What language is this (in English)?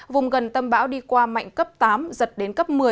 Vietnamese